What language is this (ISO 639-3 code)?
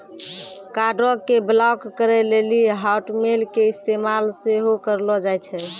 mai